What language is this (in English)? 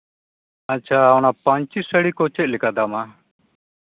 Santali